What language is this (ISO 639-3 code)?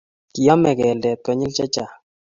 kln